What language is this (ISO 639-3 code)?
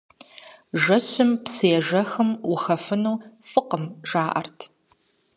kbd